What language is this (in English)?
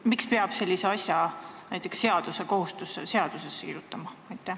Estonian